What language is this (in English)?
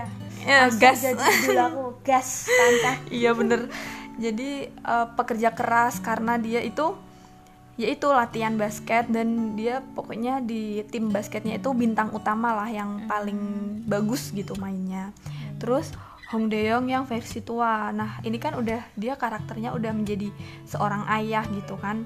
Indonesian